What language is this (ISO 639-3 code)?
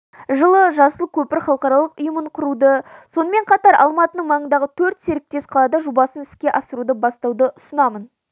kaz